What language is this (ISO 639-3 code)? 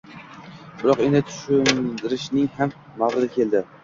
uzb